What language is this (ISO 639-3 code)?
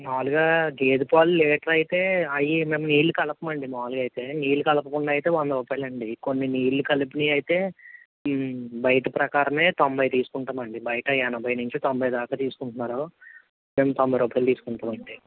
tel